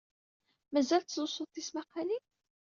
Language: Kabyle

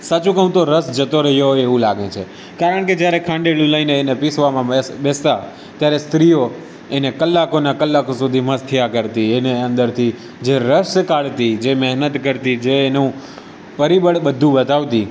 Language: Gujarati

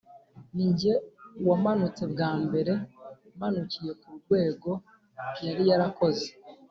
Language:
Kinyarwanda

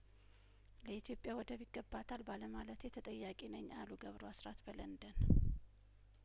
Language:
Amharic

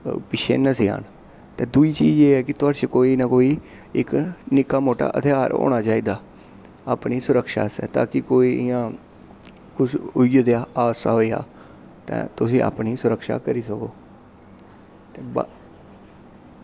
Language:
Dogri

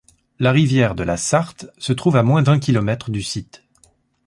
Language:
French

